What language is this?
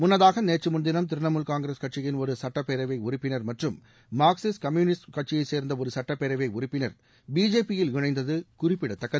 Tamil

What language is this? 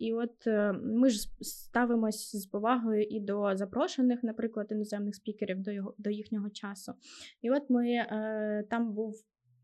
Ukrainian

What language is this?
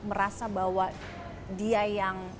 Indonesian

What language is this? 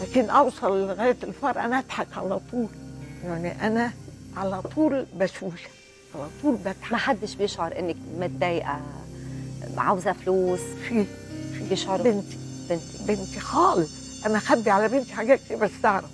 Arabic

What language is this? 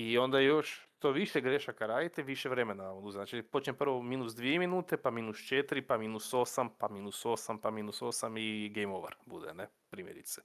Croatian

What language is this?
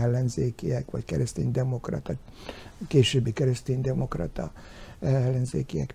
Hungarian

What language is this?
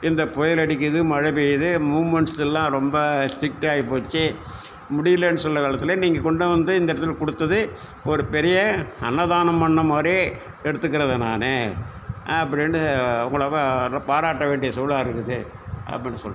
Tamil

